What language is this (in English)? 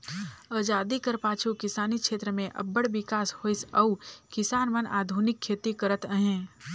Chhattisgarhi